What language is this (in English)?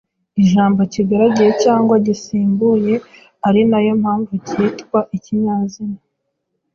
Kinyarwanda